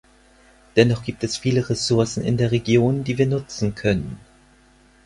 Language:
German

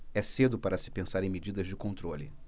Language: Portuguese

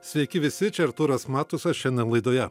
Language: Lithuanian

